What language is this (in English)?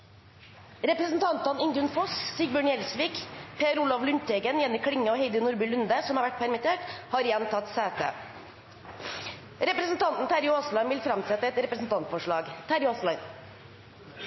Norwegian Nynorsk